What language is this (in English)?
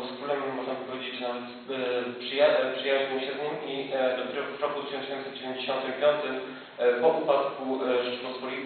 Polish